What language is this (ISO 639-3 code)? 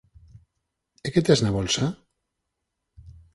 glg